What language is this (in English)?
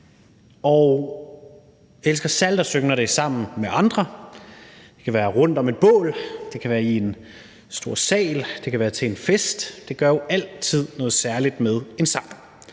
Danish